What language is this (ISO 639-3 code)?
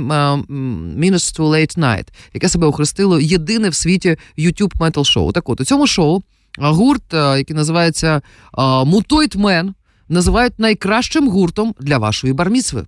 ukr